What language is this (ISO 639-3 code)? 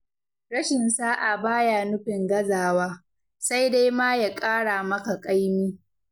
hau